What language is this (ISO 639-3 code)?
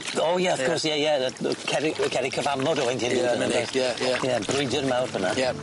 cym